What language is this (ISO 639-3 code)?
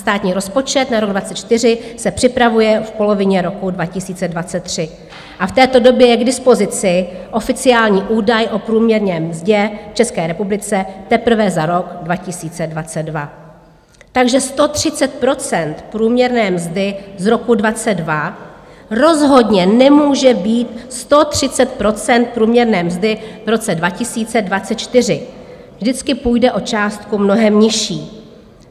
ces